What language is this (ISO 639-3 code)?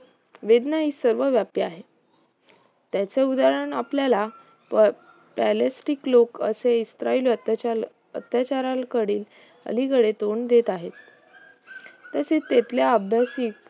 mar